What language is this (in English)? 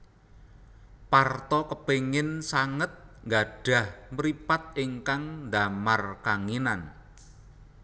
Javanese